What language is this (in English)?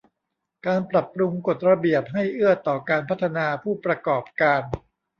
Thai